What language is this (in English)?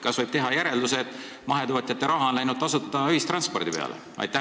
Estonian